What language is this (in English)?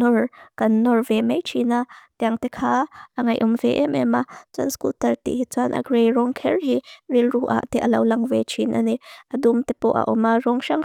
Mizo